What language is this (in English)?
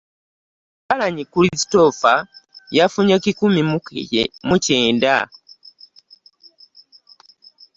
Ganda